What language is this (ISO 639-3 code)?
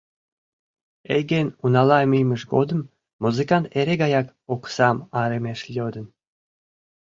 chm